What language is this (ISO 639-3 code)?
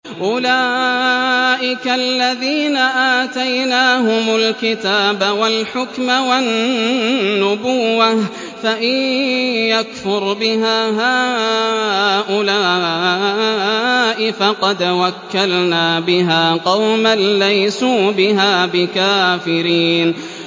ara